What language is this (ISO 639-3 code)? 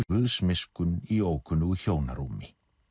isl